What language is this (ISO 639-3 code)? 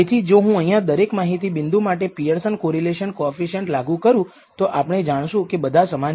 guj